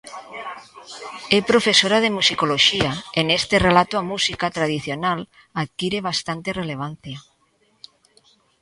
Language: Galician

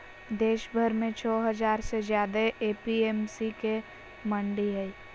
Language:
Magahi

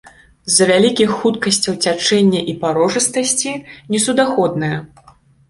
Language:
Belarusian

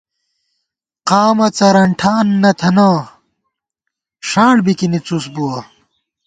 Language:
Gawar-Bati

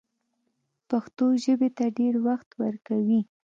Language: Pashto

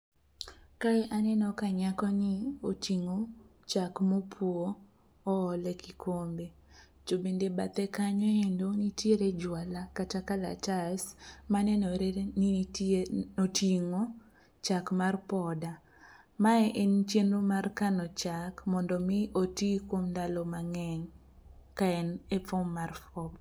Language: Luo (Kenya and Tanzania)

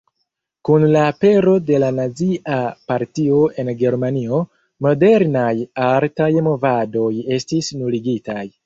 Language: Esperanto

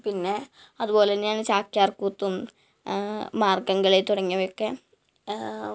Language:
Malayalam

